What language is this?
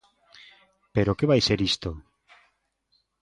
Galician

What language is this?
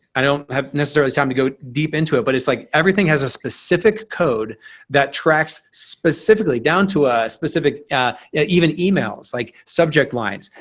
English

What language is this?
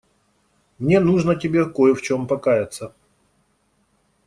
Russian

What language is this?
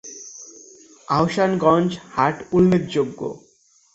Bangla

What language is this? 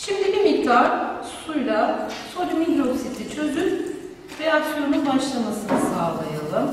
Turkish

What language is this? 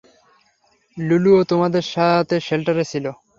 Bangla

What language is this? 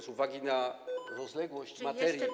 Polish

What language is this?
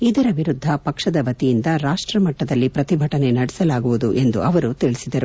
Kannada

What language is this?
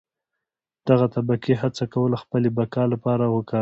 Pashto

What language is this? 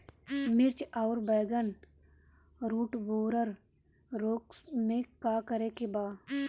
Bhojpuri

